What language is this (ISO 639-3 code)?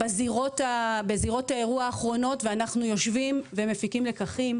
heb